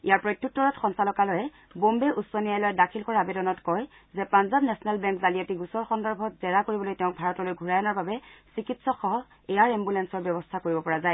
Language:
Assamese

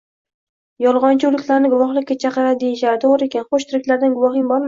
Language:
Uzbek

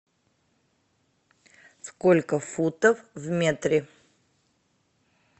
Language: Russian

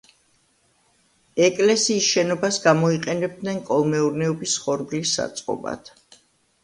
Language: Georgian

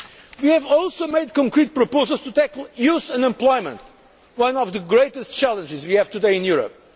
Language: English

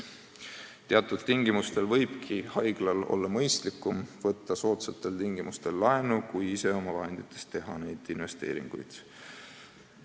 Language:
Estonian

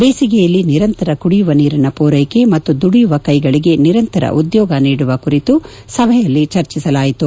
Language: Kannada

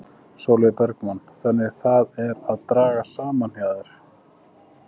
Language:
Icelandic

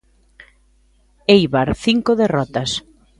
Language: Galician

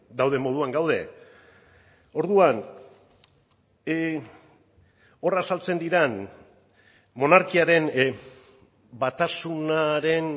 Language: Basque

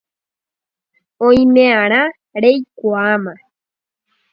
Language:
Guarani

